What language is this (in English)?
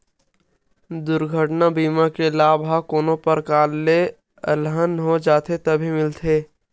Chhattisgarhi